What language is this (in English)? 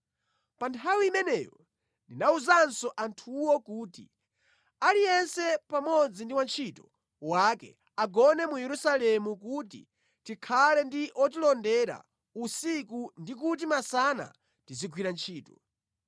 Nyanja